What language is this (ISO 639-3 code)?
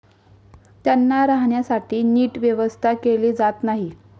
mar